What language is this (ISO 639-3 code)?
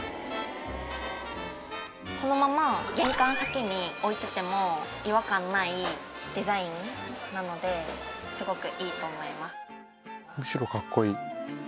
jpn